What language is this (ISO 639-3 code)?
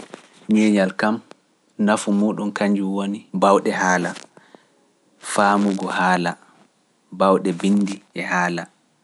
fuf